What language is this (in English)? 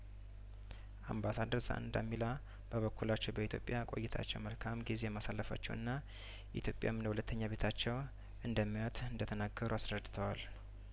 Amharic